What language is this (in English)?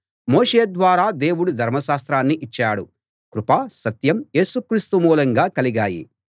Telugu